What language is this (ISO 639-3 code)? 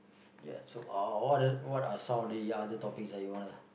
eng